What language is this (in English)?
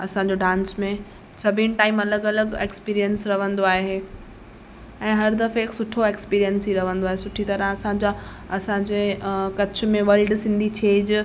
Sindhi